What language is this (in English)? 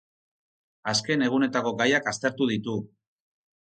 Basque